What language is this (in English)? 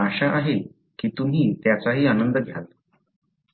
Marathi